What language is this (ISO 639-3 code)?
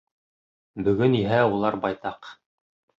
bak